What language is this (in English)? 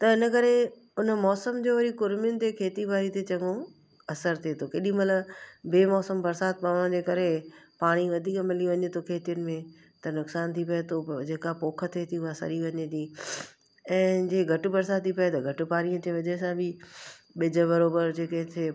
Sindhi